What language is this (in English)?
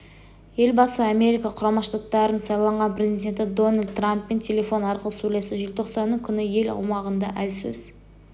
Kazakh